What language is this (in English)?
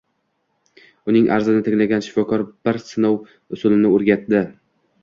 Uzbek